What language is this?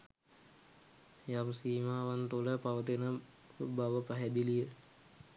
Sinhala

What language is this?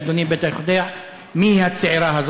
Hebrew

